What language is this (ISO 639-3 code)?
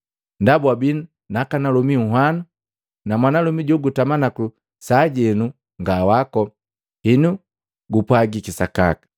mgv